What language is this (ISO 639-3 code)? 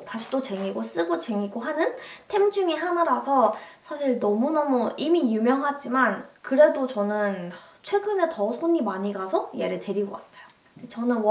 kor